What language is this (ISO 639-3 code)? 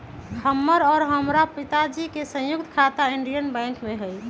mag